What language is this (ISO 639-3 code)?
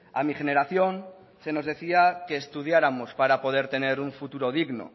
spa